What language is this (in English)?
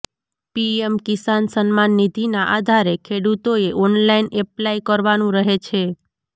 Gujarati